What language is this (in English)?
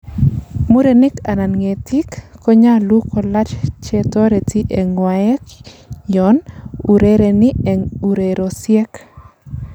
Kalenjin